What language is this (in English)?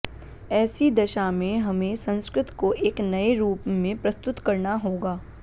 Sanskrit